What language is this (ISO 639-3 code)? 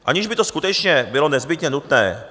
ces